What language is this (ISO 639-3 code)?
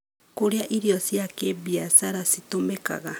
kik